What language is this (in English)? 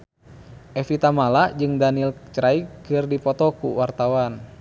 Sundanese